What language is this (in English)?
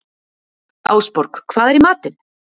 Icelandic